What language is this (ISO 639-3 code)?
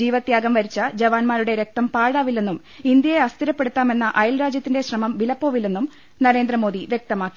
mal